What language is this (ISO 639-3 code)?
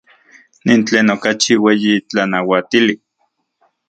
ncx